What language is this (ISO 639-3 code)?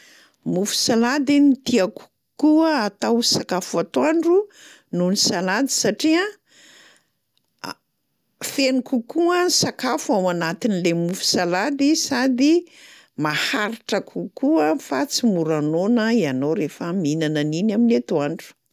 mlg